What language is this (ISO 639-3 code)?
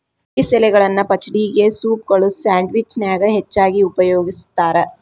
kan